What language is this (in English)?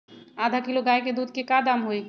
Magahi